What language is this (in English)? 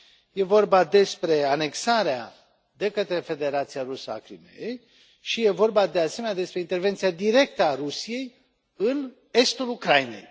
Romanian